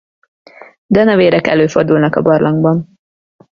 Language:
Hungarian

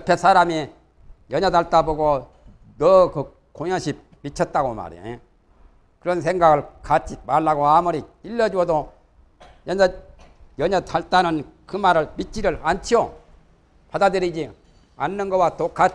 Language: Korean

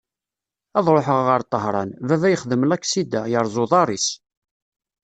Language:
Kabyle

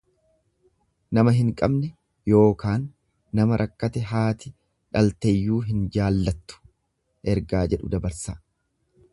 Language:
Oromo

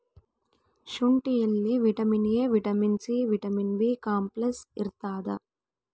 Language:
Kannada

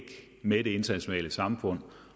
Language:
Danish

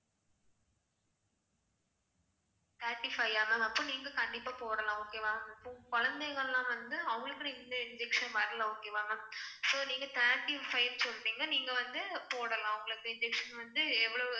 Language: Tamil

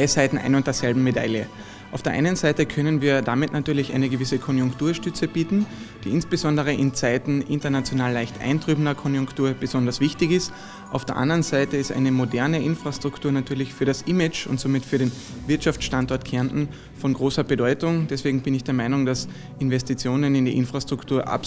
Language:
German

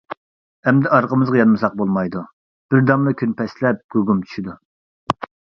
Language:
Uyghur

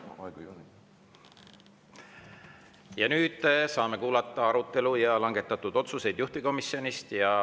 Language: Estonian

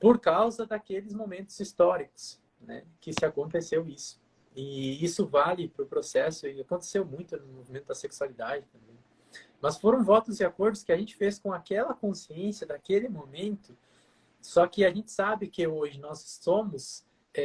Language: Portuguese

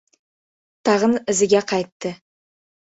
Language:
Uzbek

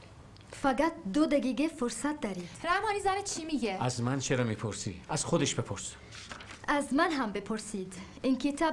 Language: Persian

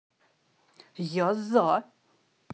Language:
Russian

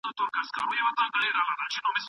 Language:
Pashto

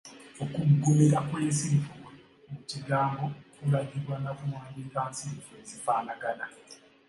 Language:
Ganda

